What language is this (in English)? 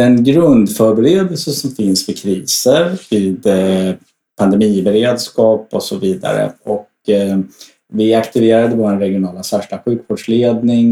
Swedish